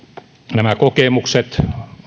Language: Finnish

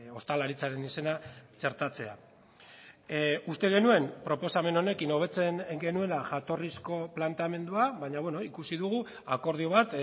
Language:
Basque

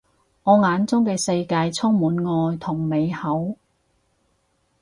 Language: Cantonese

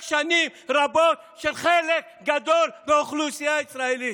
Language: Hebrew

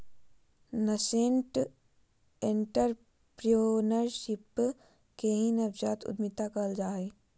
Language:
Magahi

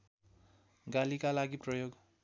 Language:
Nepali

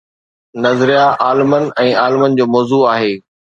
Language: Sindhi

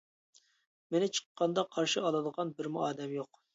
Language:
Uyghur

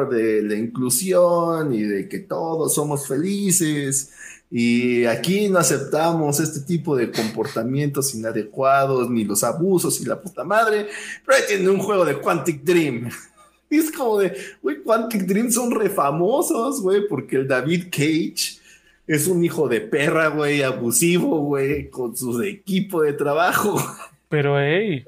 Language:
Spanish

